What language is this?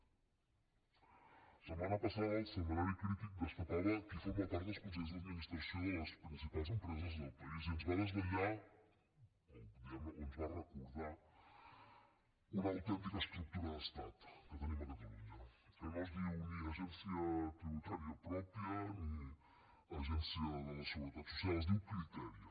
Catalan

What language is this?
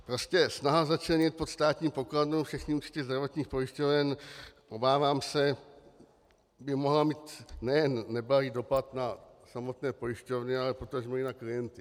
Czech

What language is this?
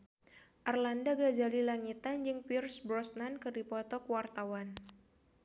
Sundanese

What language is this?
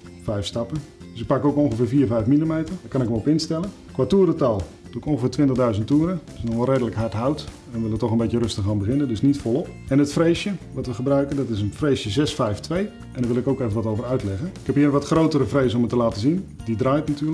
Dutch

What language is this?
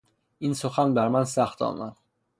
Persian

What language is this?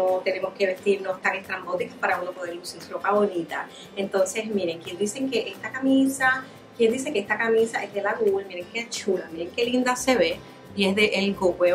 Spanish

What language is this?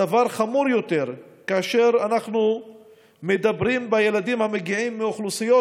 Hebrew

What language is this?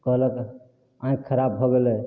Maithili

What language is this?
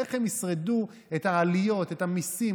Hebrew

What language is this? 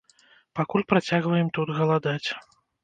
Belarusian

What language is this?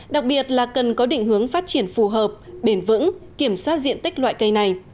Vietnamese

